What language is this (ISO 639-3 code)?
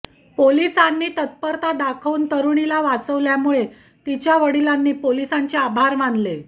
mar